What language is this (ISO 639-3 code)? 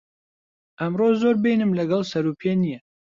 ckb